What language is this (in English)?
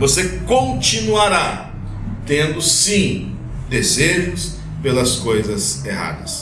Portuguese